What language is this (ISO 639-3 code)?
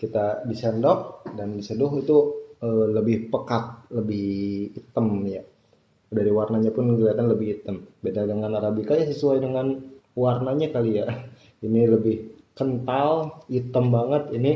ind